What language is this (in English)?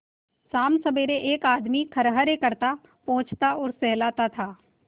Hindi